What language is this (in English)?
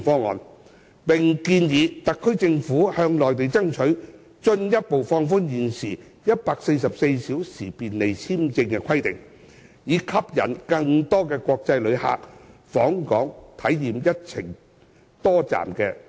Cantonese